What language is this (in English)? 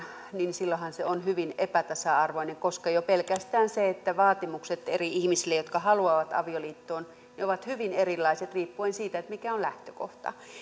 Finnish